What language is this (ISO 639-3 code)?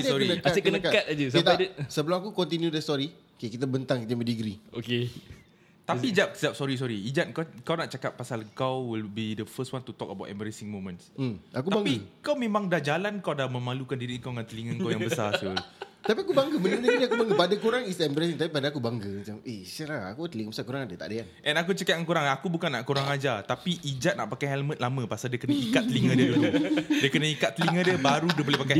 msa